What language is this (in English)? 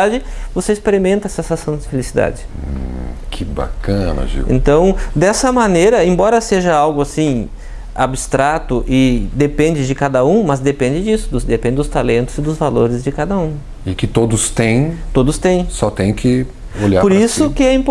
Portuguese